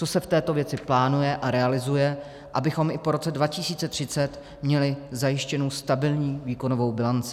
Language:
Czech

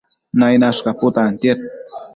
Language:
Matsés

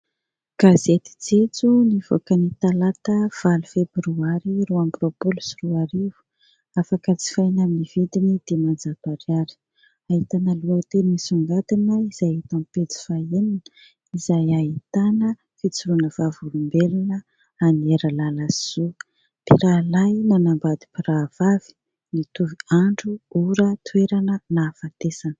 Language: Malagasy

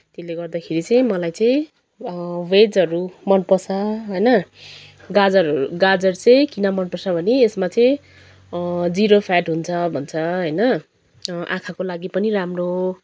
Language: Nepali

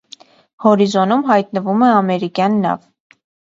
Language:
Armenian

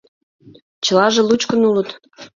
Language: Mari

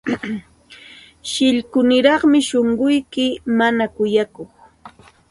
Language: Santa Ana de Tusi Pasco Quechua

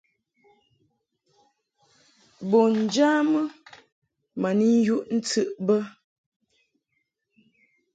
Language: Mungaka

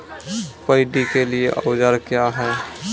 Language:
Maithili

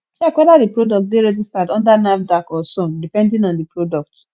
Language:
Nigerian Pidgin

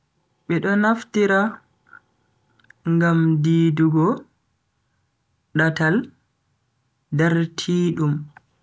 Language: Bagirmi Fulfulde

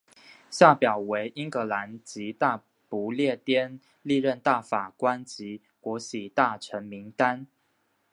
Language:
Chinese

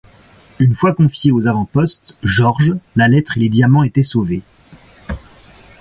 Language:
French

